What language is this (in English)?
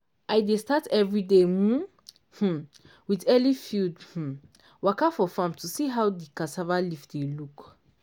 Nigerian Pidgin